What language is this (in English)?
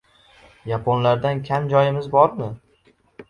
Uzbek